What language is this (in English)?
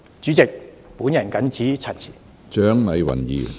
Cantonese